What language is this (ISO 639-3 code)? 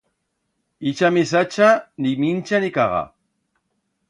arg